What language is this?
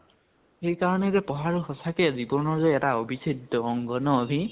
Assamese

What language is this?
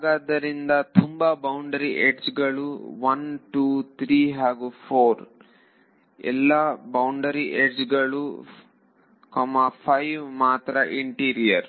Kannada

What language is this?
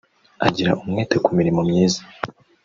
Kinyarwanda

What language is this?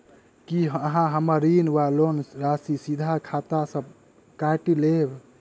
Maithili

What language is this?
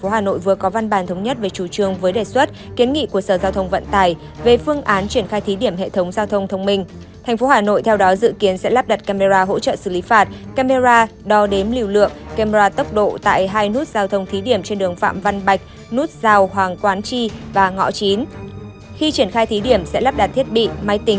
Vietnamese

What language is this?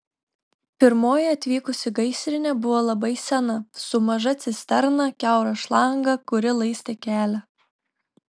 Lithuanian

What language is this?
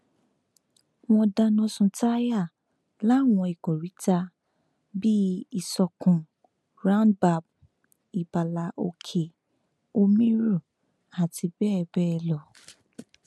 Yoruba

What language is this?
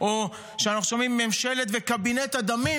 Hebrew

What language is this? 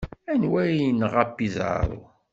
Kabyle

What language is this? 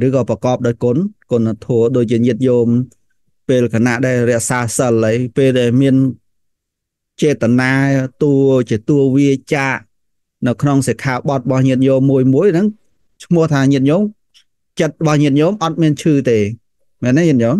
Vietnamese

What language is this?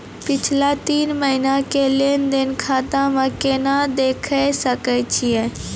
Maithili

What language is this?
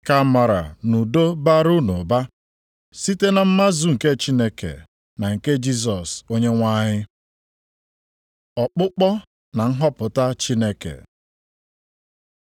Igbo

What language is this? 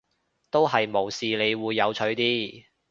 Cantonese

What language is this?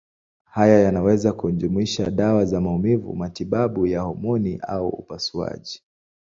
Swahili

